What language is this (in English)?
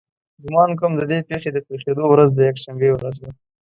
Pashto